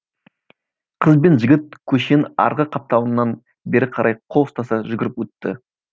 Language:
Kazakh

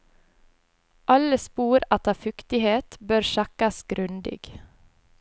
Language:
Norwegian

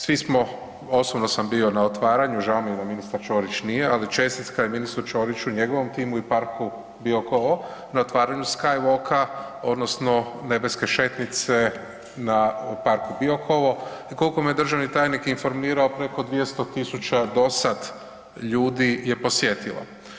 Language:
Croatian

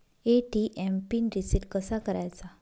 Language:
Marathi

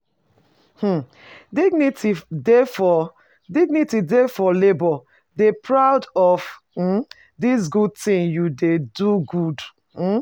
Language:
Nigerian Pidgin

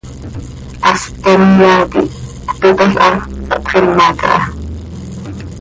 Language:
Seri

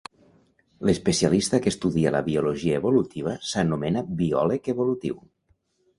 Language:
Catalan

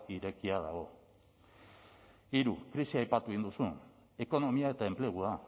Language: Basque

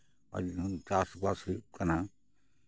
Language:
Santali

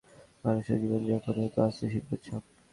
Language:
Bangla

